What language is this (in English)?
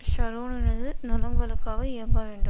Tamil